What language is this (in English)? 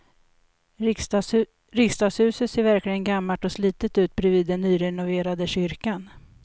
Swedish